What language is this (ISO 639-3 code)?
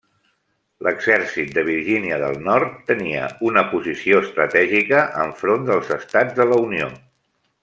cat